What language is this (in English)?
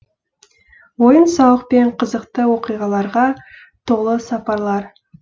Kazakh